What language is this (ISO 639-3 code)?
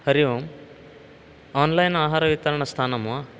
san